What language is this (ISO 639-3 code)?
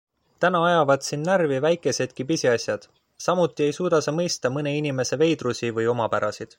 est